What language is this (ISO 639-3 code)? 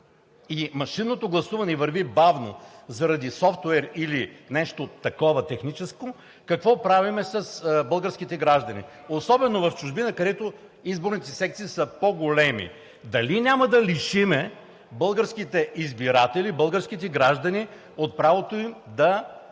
bul